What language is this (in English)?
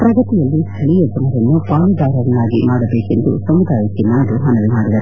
Kannada